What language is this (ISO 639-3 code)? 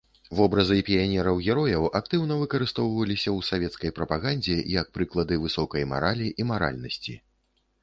bel